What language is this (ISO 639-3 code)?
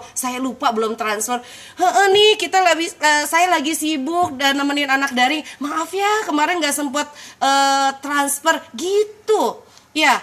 ind